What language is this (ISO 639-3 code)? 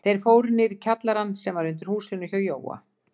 isl